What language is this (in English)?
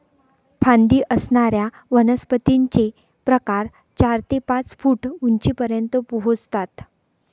Marathi